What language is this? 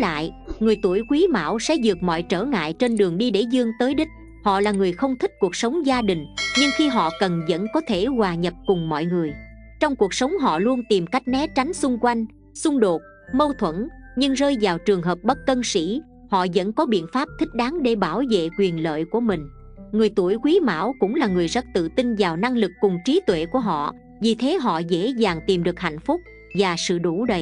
Vietnamese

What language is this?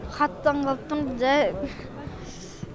Kazakh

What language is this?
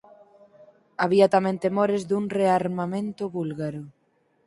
Galician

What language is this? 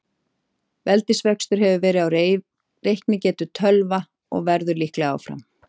Icelandic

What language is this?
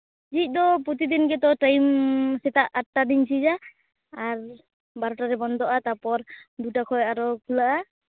Santali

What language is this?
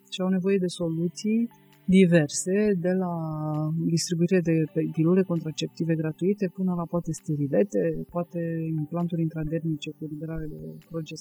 Romanian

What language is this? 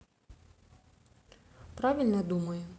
Russian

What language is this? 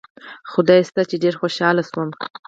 Pashto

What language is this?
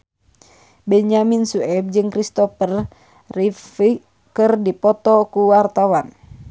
Sundanese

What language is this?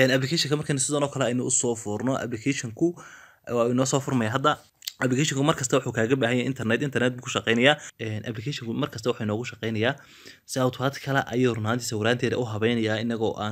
Arabic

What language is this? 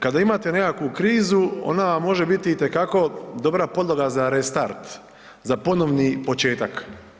Croatian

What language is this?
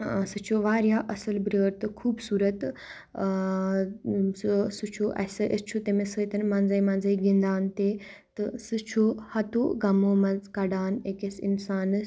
Kashmiri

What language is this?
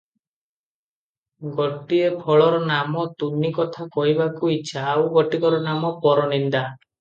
Odia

